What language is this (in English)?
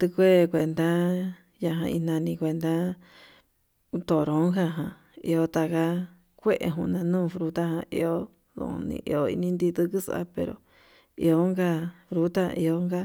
Yutanduchi Mixtec